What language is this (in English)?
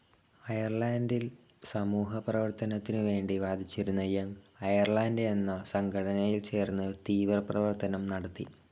Malayalam